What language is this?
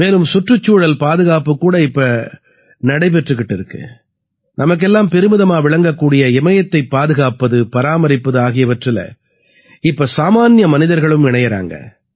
Tamil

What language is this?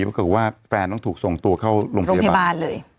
Thai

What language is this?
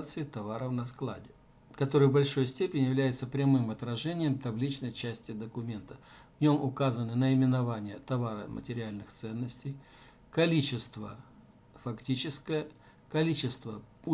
Russian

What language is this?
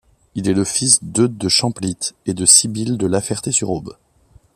French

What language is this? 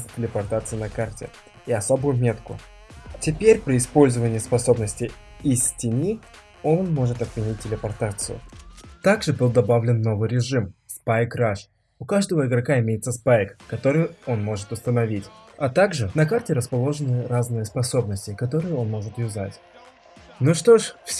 Russian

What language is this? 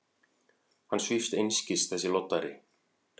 Icelandic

